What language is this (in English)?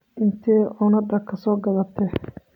Somali